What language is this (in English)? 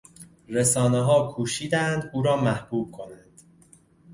Persian